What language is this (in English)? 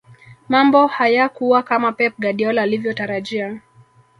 Swahili